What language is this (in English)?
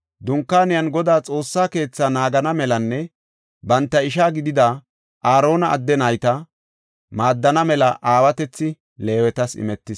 Gofa